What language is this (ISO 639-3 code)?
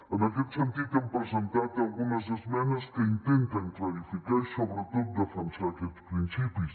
cat